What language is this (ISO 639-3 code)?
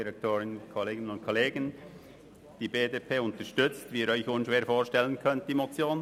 gsw